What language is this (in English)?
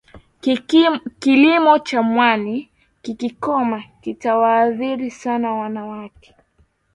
Swahili